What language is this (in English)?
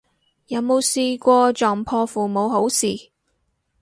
Cantonese